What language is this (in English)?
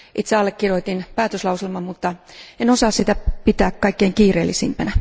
Finnish